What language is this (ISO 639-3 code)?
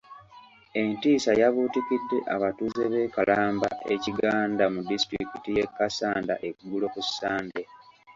lug